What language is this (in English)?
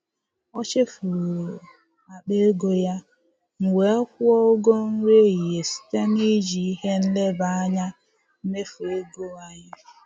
Igbo